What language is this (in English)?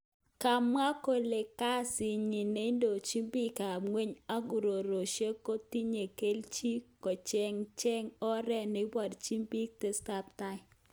Kalenjin